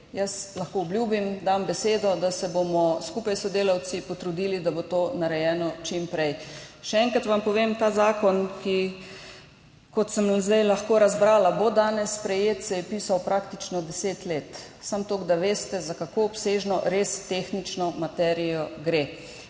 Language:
Slovenian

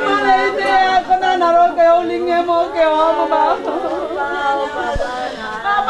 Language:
Indonesian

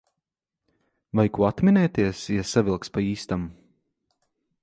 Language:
Latvian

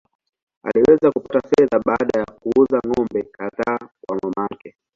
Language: Swahili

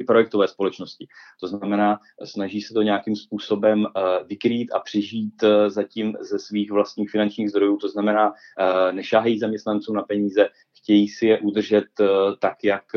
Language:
Czech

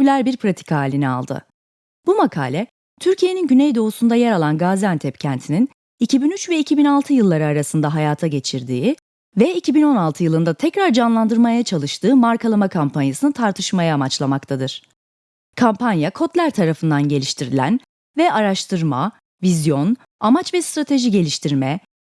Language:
Turkish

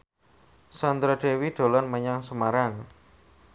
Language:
Javanese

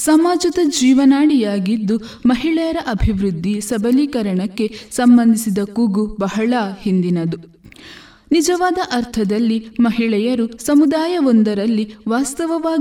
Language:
Kannada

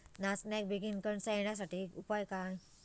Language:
Marathi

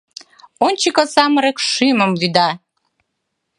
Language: Mari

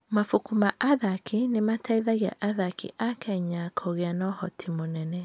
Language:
Kikuyu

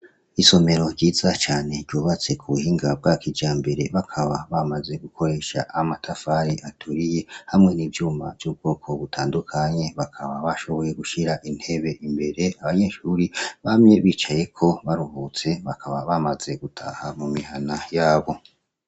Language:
Rundi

